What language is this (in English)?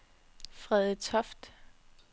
Danish